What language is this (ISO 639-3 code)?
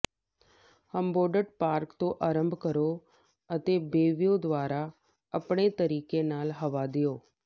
pan